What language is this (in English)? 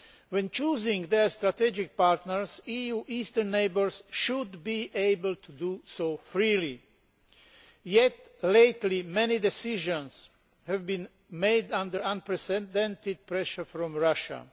English